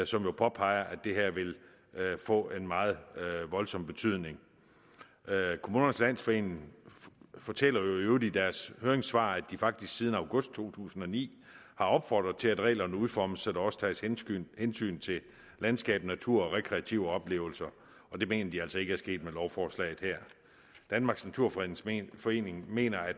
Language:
Danish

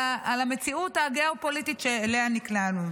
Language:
Hebrew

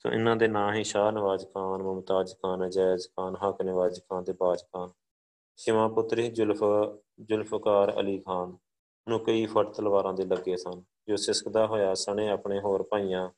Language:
Punjabi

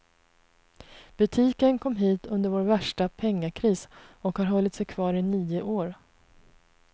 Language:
Swedish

